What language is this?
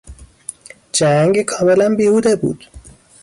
Persian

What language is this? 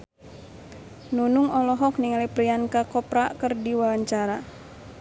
Sundanese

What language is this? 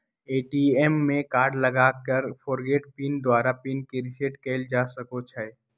Magahi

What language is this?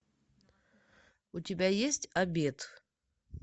Russian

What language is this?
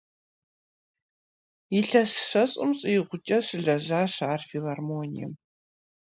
Kabardian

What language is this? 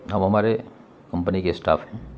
Urdu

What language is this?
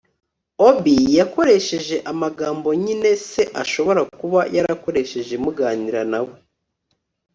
Kinyarwanda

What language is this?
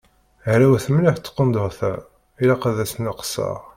Kabyle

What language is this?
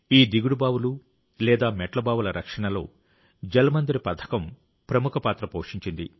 Telugu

